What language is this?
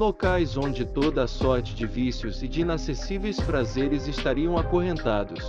Portuguese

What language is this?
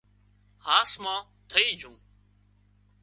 Wadiyara Koli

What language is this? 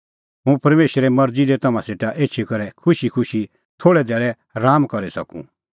Kullu Pahari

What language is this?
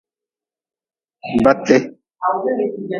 Nawdm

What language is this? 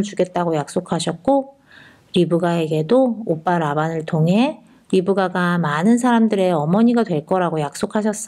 Korean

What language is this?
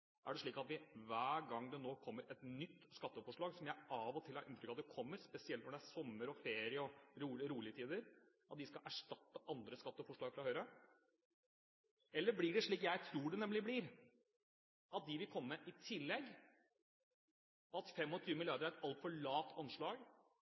Norwegian Bokmål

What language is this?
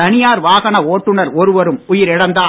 Tamil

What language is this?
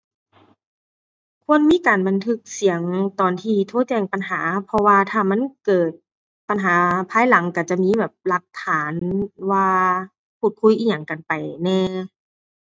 Thai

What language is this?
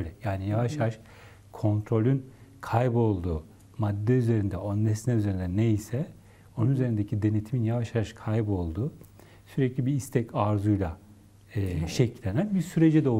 Turkish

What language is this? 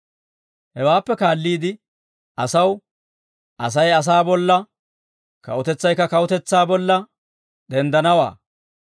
Dawro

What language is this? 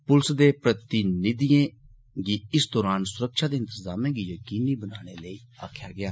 Dogri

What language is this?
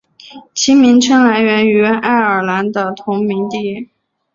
Chinese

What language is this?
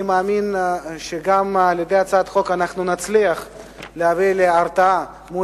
Hebrew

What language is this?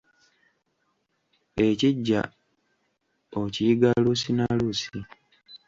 Ganda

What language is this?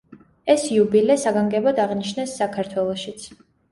Georgian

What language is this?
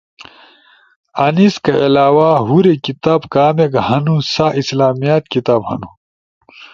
Ushojo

